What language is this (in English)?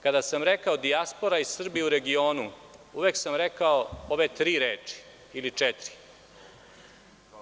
Serbian